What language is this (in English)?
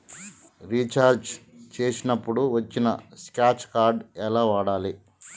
Telugu